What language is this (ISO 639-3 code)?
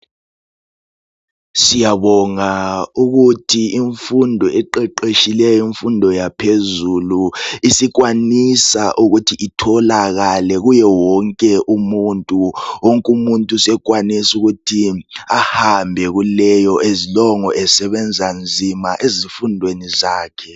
nde